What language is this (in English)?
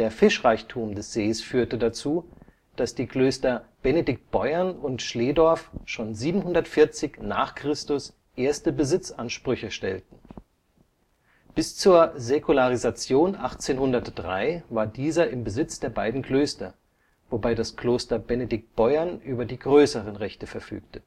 German